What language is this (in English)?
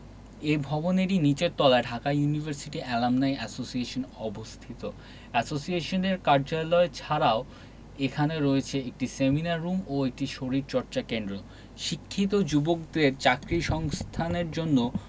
Bangla